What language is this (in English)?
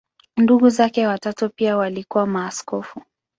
Swahili